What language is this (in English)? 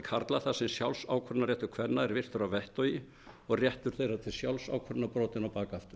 Icelandic